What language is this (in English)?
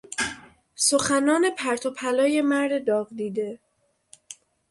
Persian